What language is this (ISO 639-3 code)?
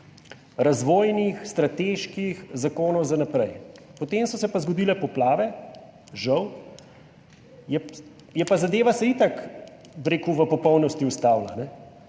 slv